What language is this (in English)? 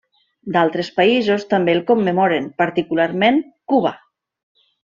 Catalan